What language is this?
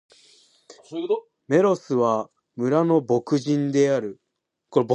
Japanese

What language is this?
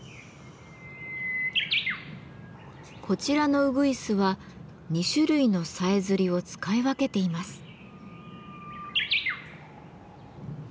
Japanese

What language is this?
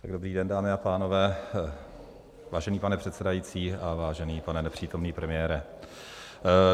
Czech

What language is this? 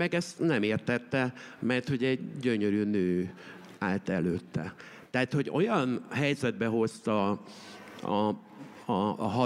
Hungarian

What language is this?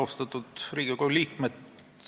Estonian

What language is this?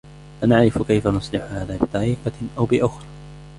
Arabic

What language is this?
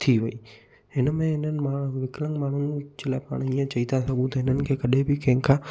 Sindhi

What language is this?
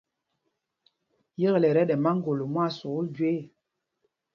Mpumpong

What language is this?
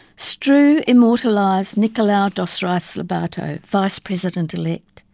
English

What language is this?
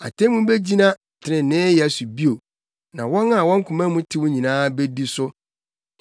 Akan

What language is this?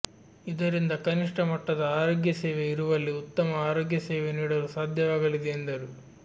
Kannada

